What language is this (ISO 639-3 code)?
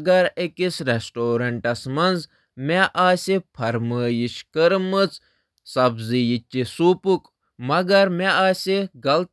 kas